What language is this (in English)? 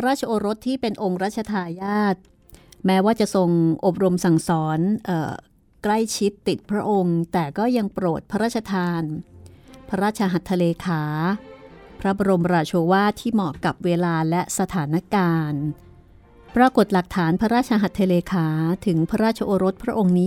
Thai